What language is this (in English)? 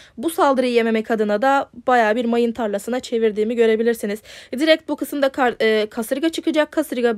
Turkish